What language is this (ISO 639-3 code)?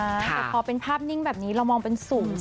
tha